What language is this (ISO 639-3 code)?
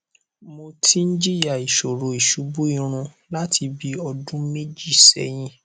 yor